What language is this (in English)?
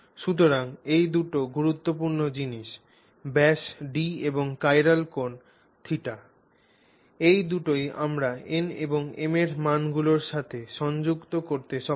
Bangla